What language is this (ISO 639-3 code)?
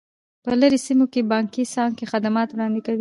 pus